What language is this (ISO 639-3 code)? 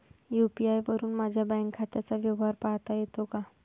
mar